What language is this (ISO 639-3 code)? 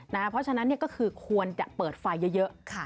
tha